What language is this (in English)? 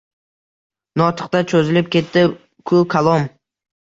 Uzbek